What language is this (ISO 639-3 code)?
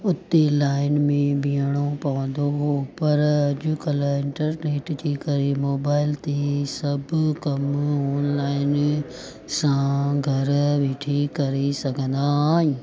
snd